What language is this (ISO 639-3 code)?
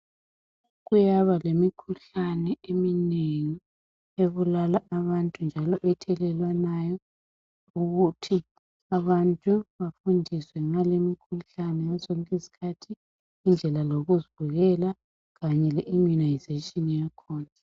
nde